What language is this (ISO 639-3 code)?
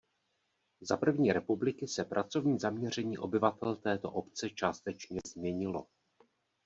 ces